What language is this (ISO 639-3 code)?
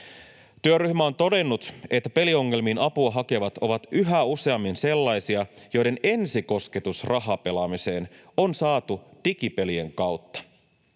fin